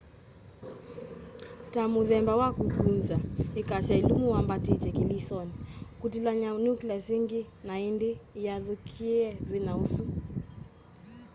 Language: Kamba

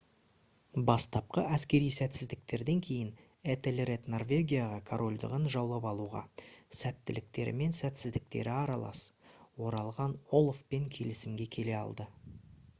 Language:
Kazakh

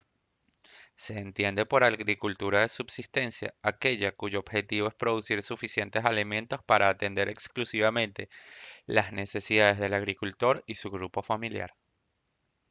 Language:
Spanish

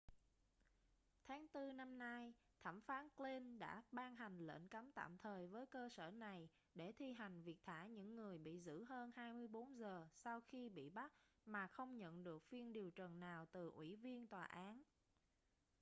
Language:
Vietnamese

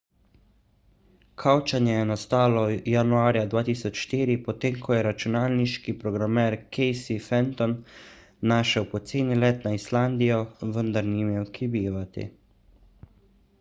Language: Slovenian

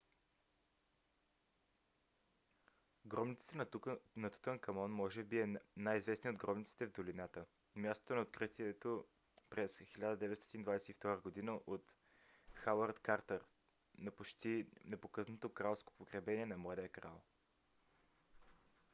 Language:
Bulgarian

